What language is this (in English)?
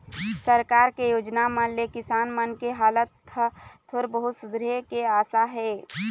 Chhattisgarhi